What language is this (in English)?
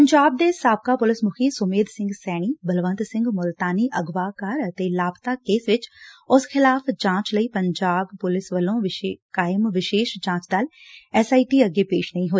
Punjabi